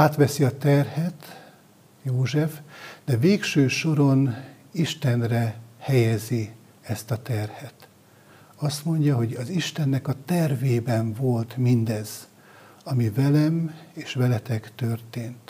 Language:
Hungarian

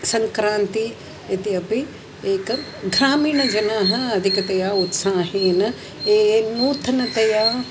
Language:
Sanskrit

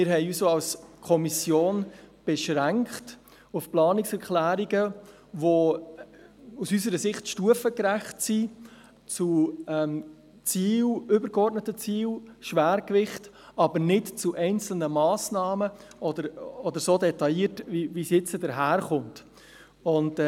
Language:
Swiss German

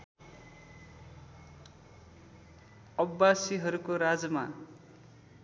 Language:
Nepali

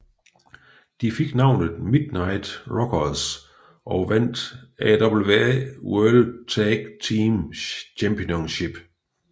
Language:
Danish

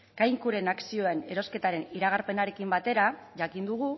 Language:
Basque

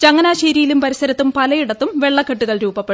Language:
Malayalam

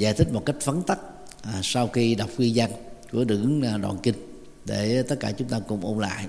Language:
Vietnamese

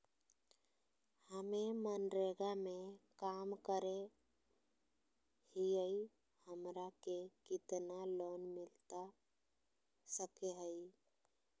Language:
Magahi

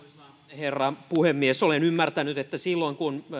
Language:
Finnish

